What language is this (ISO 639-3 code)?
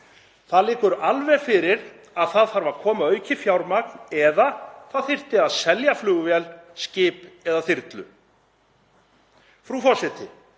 isl